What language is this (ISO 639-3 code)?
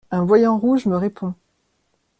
fra